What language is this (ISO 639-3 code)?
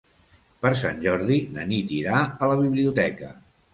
cat